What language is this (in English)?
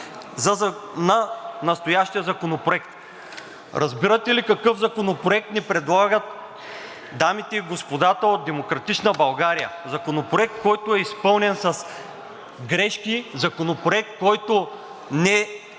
Bulgarian